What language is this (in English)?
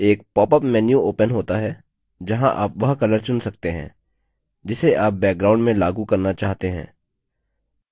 Hindi